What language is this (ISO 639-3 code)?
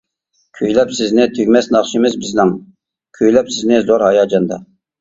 uig